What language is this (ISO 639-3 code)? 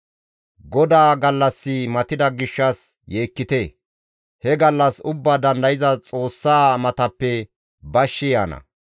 gmv